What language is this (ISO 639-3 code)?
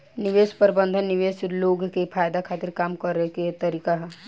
bho